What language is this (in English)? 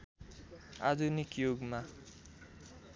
Nepali